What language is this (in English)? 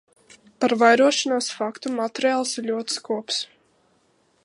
Latvian